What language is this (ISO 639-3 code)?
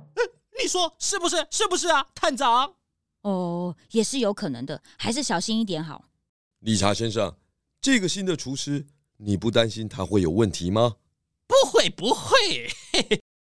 zho